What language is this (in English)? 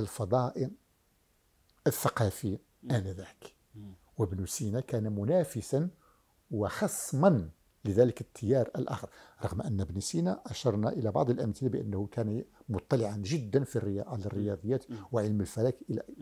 Arabic